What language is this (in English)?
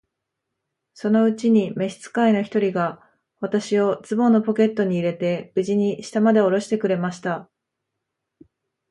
Japanese